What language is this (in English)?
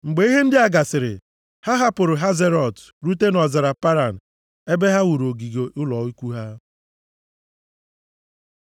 Igbo